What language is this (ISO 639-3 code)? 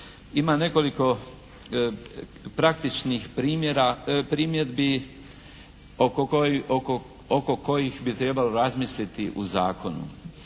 hrv